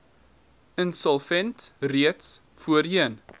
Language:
Afrikaans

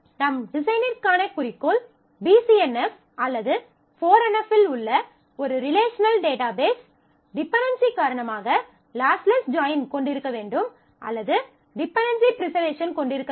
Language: Tamil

